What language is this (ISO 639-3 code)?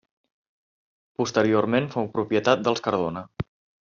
cat